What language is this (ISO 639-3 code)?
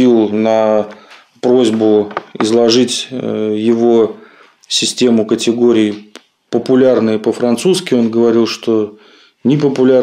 rus